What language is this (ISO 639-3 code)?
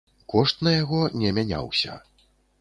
bel